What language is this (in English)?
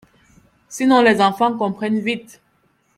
French